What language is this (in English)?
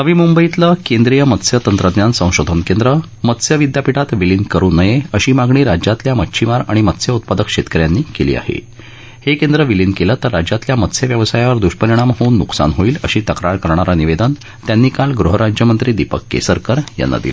Marathi